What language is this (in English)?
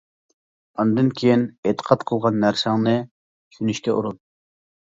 Uyghur